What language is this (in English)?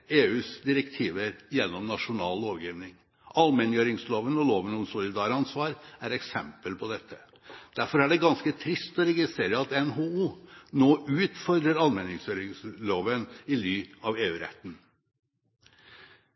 Norwegian Bokmål